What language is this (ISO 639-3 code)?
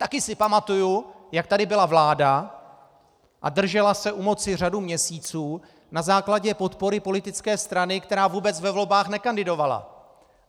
ces